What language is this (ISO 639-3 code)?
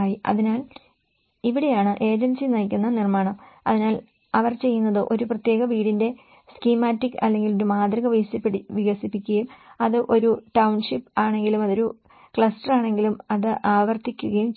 mal